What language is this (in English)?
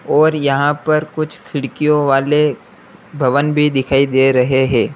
Hindi